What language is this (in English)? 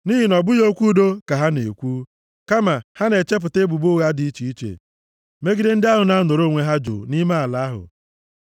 Igbo